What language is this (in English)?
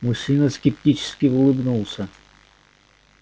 Russian